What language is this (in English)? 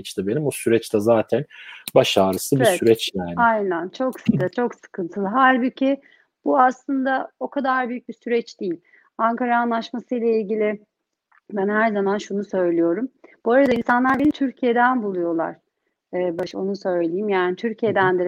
Turkish